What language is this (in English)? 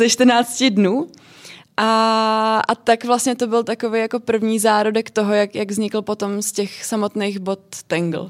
Czech